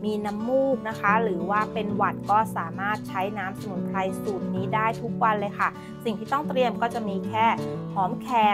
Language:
Thai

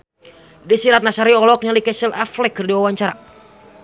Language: Sundanese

